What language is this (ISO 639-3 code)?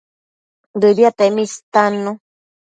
mcf